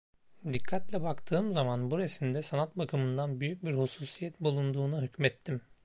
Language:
Turkish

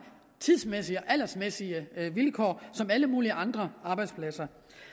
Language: Danish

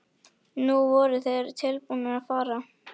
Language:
Icelandic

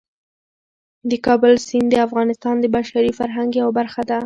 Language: Pashto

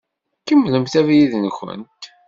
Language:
Kabyle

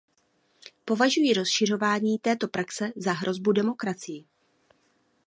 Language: Czech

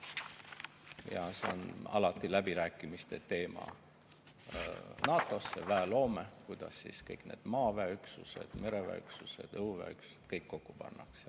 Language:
Estonian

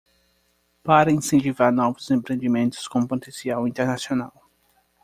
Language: Portuguese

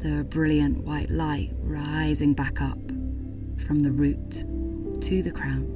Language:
English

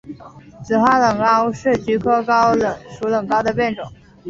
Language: Chinese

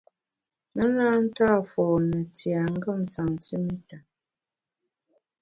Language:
Bamun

